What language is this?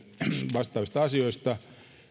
Finnish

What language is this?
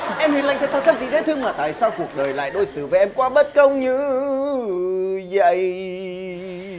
Vietnamese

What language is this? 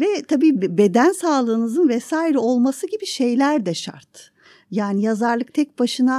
Turkish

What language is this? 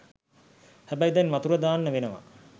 Sinhala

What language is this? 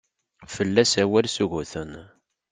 Kabyle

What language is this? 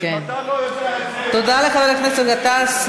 Hebrew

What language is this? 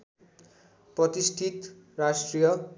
Nepali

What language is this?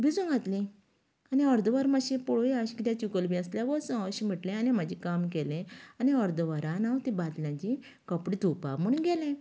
Konkani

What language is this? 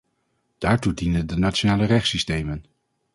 Dutch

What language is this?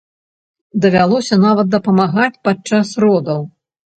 Belarusian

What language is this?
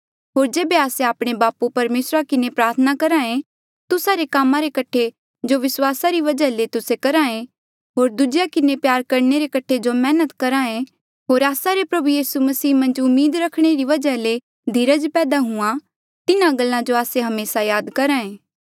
Mandeali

